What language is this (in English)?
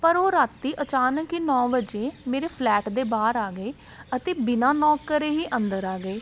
Punjabi